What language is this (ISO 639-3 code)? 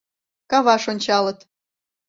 chm